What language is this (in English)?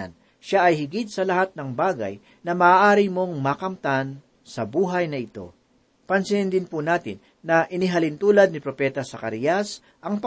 Filipino